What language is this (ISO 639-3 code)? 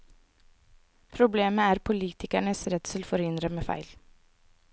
nor